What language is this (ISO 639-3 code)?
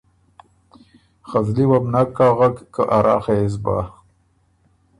oru